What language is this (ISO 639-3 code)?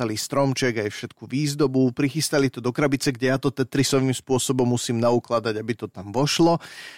slk